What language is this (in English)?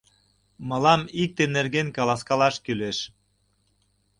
Mari